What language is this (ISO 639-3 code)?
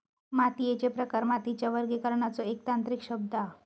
mar